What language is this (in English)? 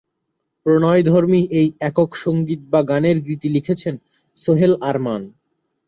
Bangla